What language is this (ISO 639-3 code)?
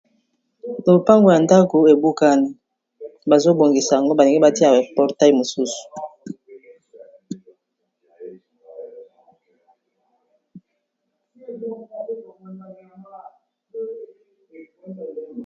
lin